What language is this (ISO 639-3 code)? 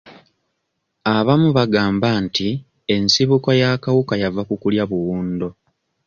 lug